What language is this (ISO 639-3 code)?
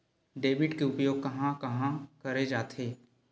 hne